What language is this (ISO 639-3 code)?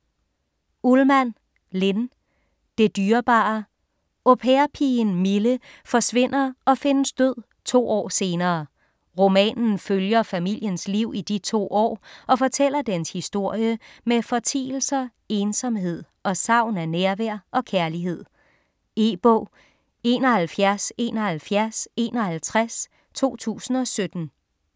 dan